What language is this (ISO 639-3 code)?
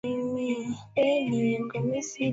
swa